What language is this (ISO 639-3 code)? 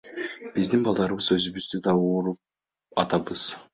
kir